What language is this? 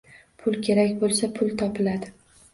Uzbek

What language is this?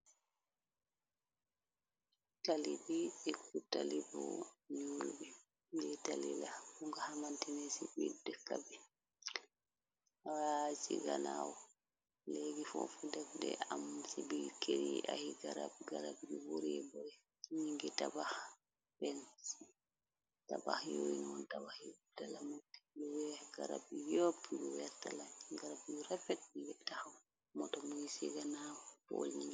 Wolof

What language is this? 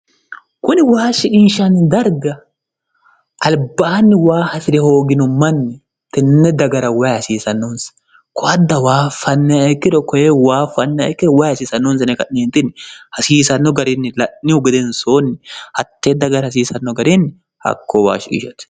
Sidamo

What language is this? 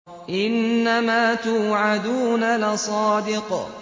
Arabic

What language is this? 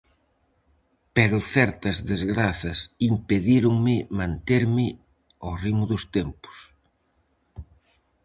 Galician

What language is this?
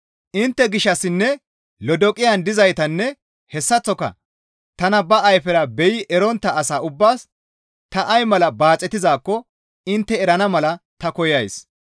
Gamo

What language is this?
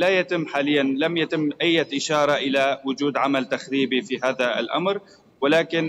Arabic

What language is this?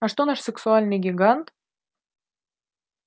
Russian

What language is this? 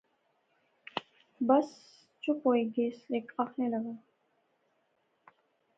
Pahari-Potwari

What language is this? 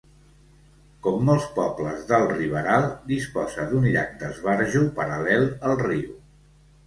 Catalan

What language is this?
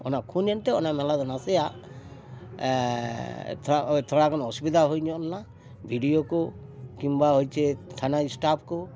Santali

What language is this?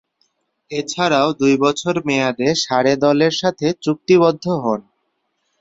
Bangla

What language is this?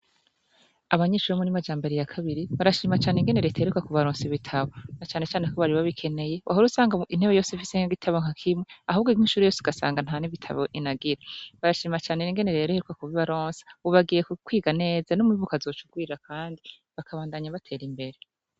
Rundi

